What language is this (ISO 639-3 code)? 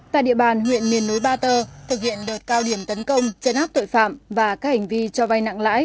vie